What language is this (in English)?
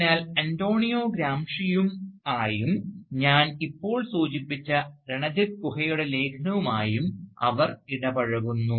Malayalam